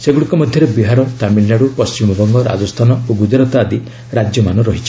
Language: Odia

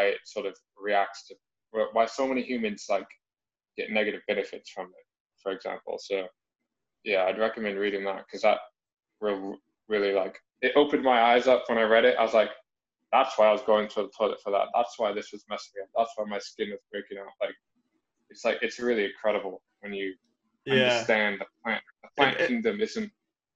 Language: English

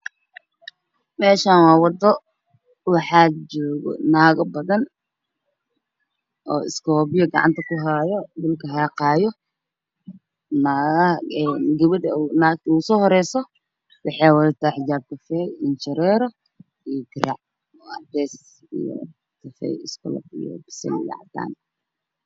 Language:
Somali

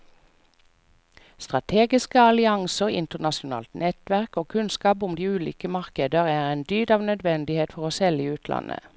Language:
Norwegian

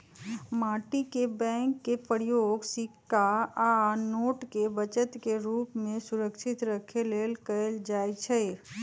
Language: Magahi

